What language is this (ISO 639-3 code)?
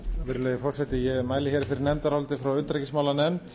isl